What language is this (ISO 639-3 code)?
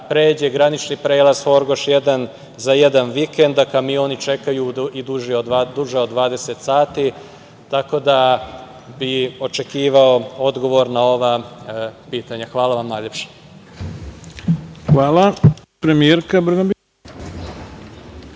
srp